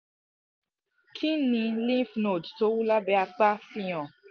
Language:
Yoruba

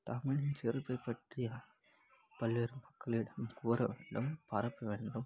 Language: Tamil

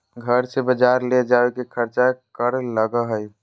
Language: Magahi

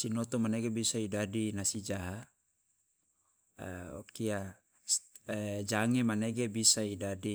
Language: Loloda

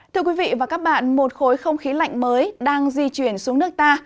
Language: Vietnamese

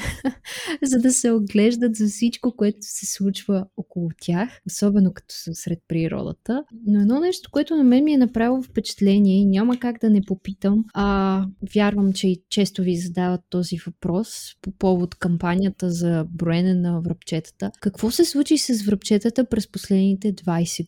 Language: Bulgarian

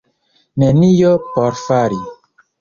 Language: Esperanto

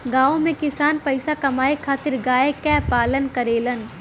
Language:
Bhojpuri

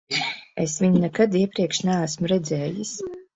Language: Latvian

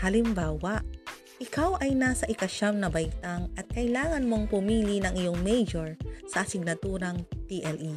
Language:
Filipino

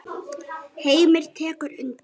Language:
Icelandic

